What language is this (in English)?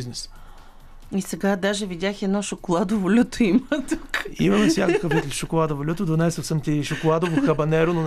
Bulgarian